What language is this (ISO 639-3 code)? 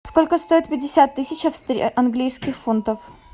rus